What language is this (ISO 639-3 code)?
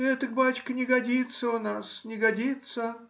rus